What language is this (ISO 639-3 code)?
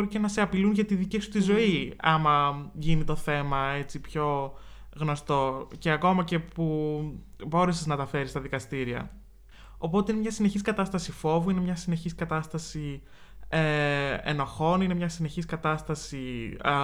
ell